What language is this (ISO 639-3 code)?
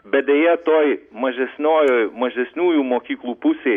lit